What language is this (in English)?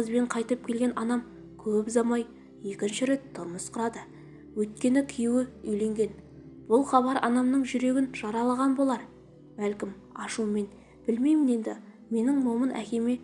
Turkish